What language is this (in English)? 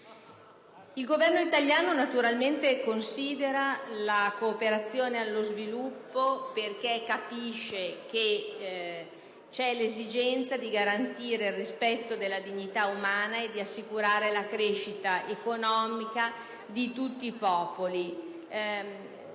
Italian